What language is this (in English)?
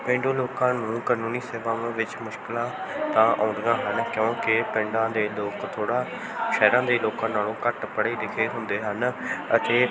Punjabi